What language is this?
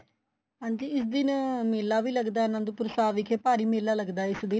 Punjabi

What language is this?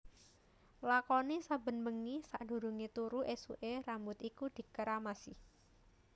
Javanese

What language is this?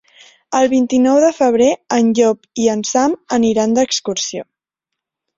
Catalan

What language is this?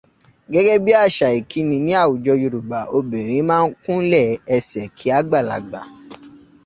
Yoruba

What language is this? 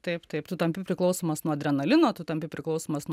Lithuanian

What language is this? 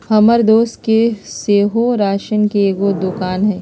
Magahi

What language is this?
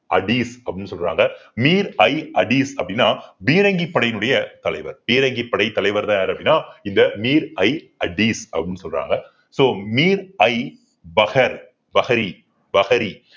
Tamil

